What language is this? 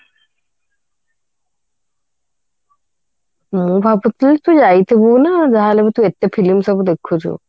Odia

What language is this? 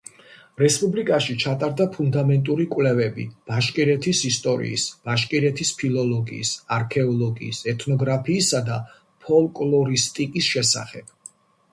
Georgian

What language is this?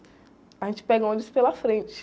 Portuguese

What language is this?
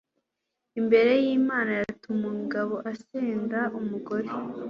Kinyarwanda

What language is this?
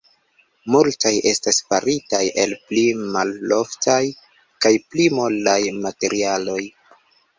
Esperanto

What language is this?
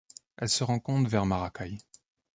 French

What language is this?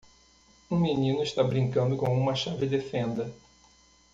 Portuguese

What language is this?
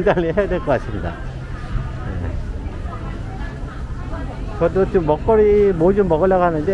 Korean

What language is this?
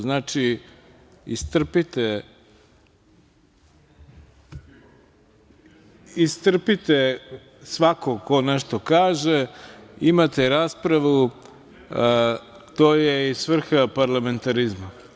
Serbian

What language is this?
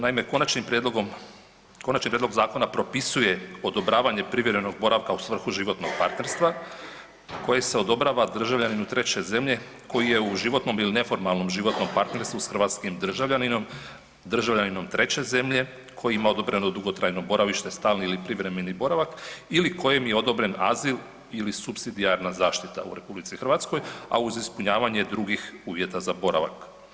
Croatian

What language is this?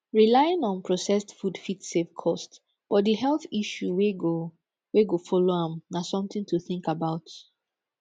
Nigerian Pidgin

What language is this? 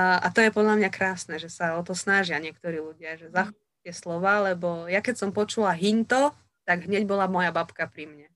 Slovak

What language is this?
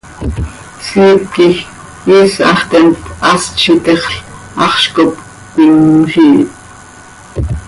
Seri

